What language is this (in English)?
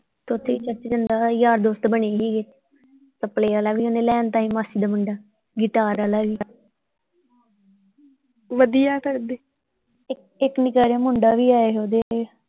Punjabi